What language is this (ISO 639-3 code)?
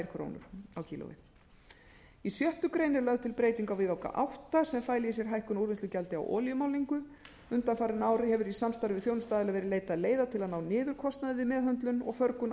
isl